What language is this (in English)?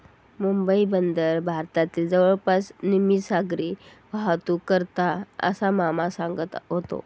Marathi